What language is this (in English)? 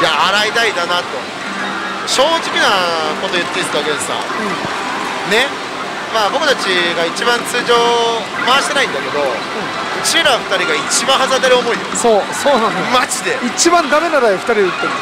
Japanese